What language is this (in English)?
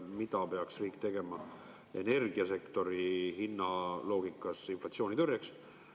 Estonian